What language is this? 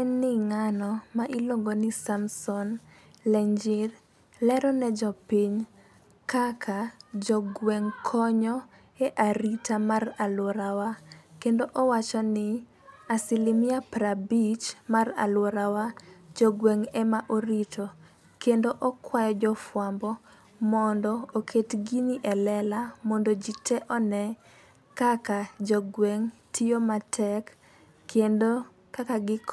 Luo (Kenya and Tanzania)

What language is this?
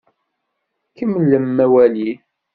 Kabyle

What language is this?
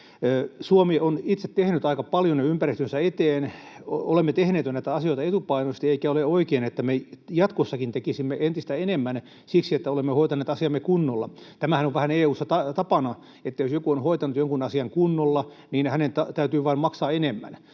Finnish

